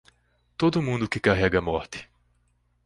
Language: Portuguese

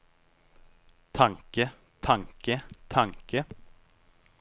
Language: Norwegian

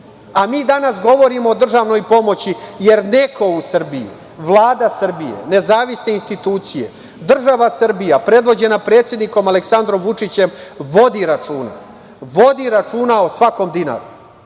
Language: Serbian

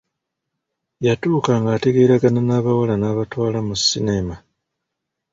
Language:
Ganda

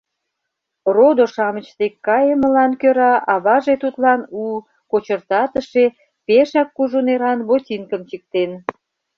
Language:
Mari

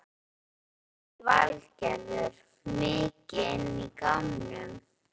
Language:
Icelandic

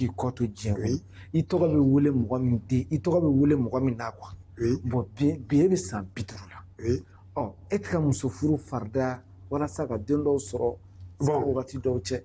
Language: French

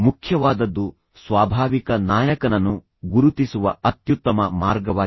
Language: Kannada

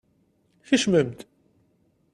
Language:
Kabyle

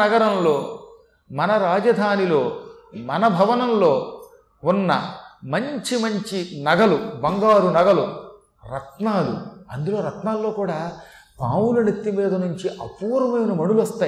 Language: Telugu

